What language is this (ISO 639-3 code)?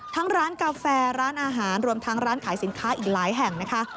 tha